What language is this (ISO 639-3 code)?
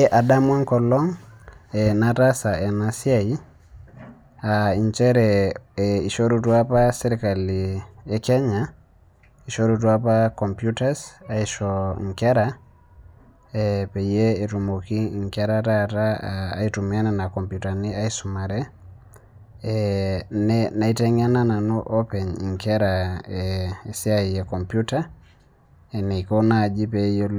mas